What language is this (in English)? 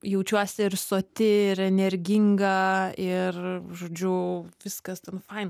Lithuanian